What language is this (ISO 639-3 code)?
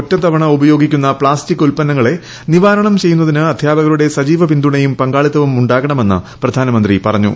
mal